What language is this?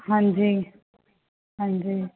Punjabi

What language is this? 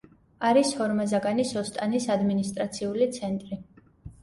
Georgian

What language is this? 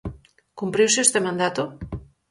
Galician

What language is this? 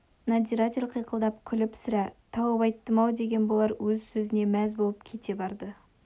Kazakh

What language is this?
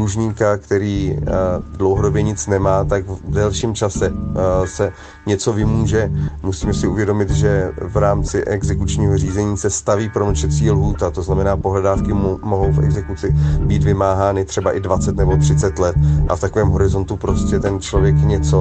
Czech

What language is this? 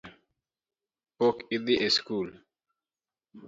Luo (Kenya and Tanzania)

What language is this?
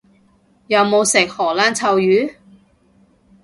Cantonese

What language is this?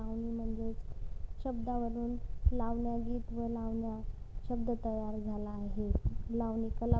Marathi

